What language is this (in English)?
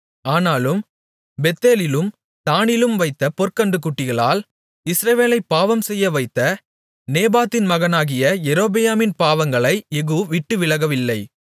Tamil